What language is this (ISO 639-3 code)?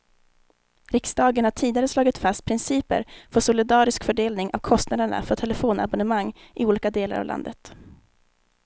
swe